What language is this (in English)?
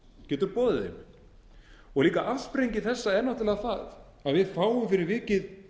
Icelandic